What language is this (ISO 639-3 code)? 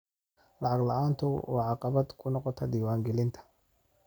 som